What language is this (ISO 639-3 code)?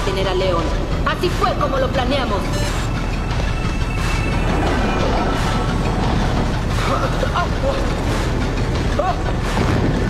spa